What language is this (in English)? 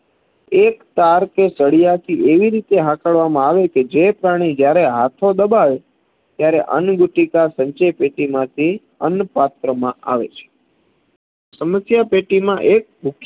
Gujarati